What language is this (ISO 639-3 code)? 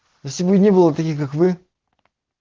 rus